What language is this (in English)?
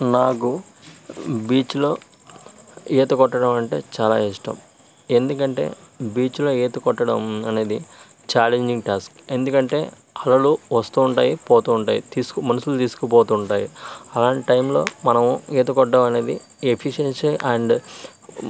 Telugu